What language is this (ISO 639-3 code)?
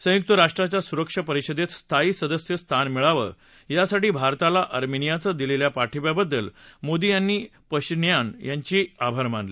mar